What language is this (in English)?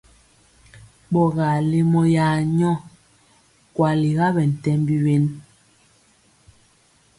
Mpiemo